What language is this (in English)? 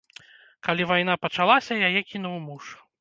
Belarusian